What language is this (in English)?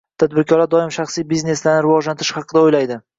Uzbek